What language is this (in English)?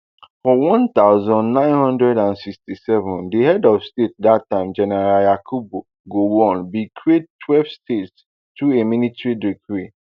Nigerian Pidgin